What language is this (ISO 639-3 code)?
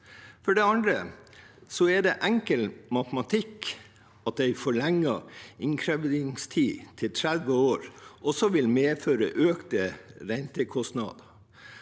nor